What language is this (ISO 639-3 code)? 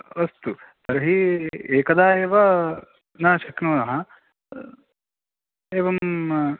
san